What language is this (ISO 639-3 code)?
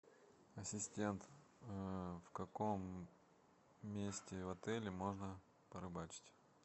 rus